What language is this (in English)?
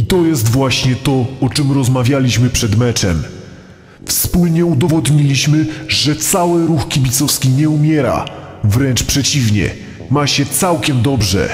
Polish